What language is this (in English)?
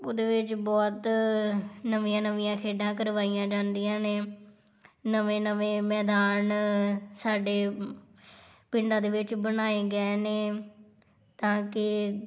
Punjabi